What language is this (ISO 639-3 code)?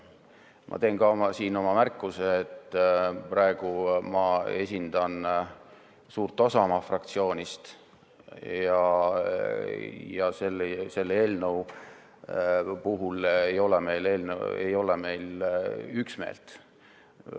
est